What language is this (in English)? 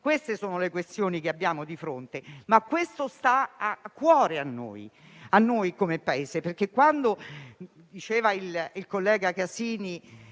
Italian